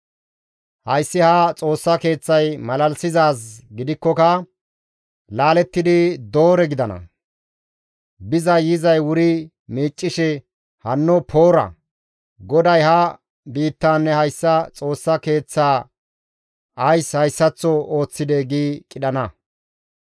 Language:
Gamo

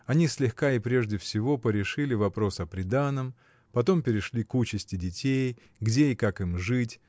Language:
Russian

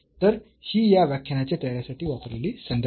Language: Marathi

